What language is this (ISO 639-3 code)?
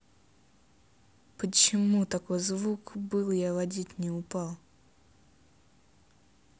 rus